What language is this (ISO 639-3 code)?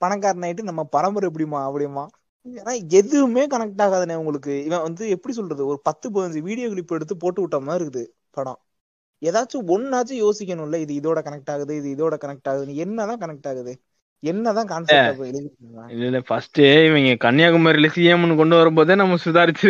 tam